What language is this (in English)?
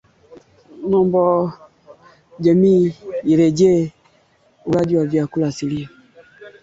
Swahili